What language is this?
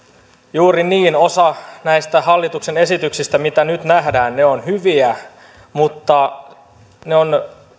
Finnish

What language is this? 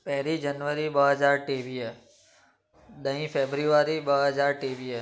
Sindhi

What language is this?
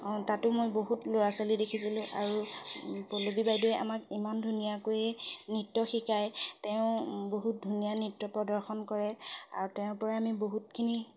Assamese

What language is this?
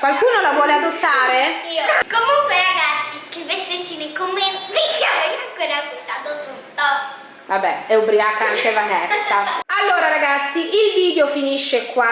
Italian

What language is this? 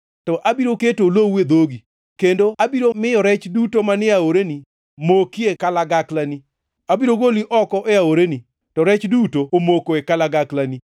Luo (Kenya and Tanzania)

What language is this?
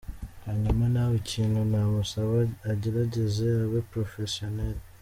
Kinyarwanda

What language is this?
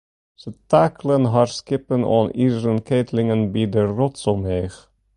Western Frisian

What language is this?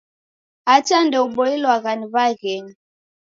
Taita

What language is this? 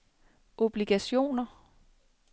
Danish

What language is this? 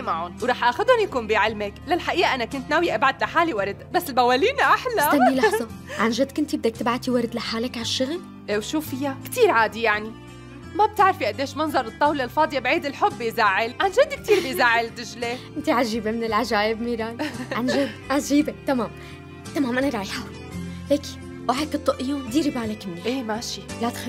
Arabic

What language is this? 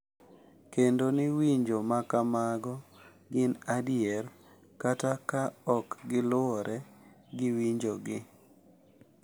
Luo (Kenya and Tanzania)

